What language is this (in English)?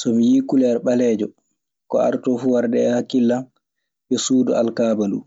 Maasina Fulfulde